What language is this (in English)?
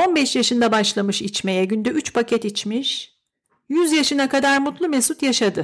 Turkish